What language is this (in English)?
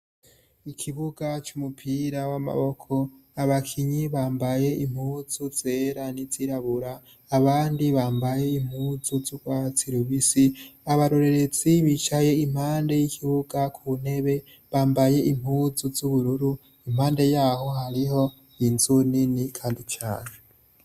Rundi